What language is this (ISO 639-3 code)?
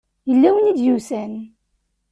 kab